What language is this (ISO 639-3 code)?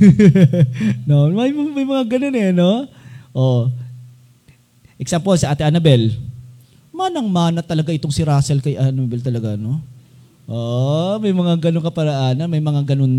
fil